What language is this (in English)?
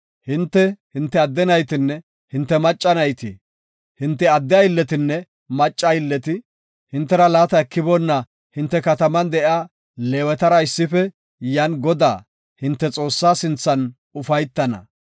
Gofa